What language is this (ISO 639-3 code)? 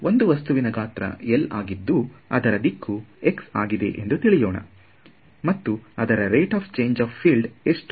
kan